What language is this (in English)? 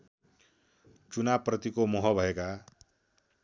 Nepali